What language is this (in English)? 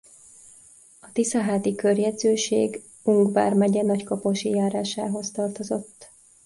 Hungarian